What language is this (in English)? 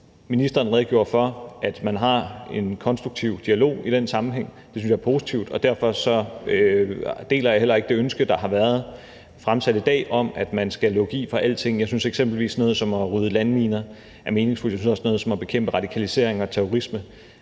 Danish